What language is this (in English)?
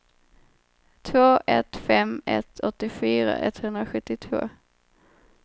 Swedish